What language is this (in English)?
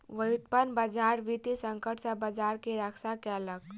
Maithili